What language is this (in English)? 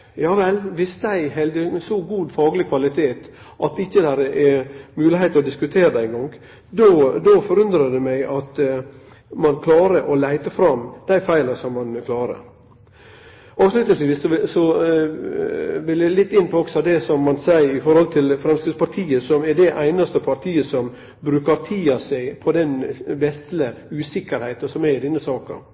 Norwegian Nynorsk